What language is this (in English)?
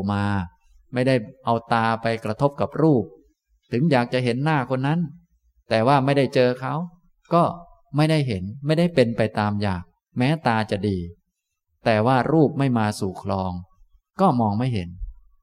Thai